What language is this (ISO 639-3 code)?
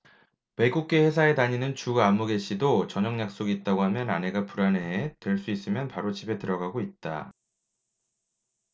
kor